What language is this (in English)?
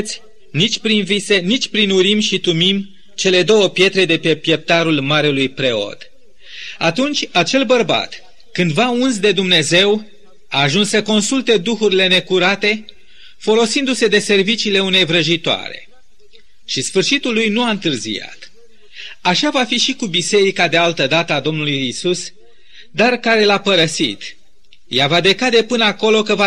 Romanian